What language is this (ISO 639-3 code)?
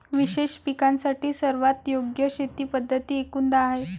mar